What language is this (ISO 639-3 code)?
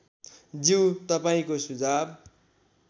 nep